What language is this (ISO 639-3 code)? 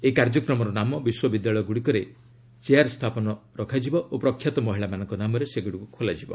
ori